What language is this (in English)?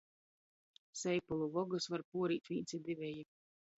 Latgalian